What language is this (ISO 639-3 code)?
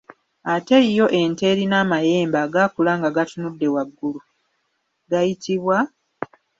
lug